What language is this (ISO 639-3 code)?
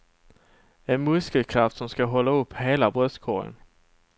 swe